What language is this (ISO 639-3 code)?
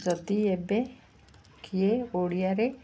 ori